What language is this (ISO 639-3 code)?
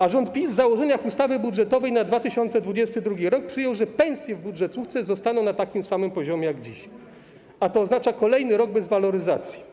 pol